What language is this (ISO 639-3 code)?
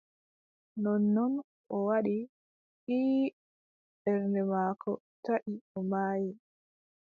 fub